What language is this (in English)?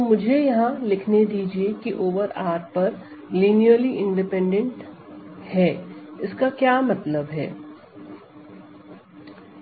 Hindi